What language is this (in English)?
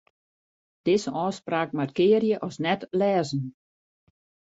Western Frisian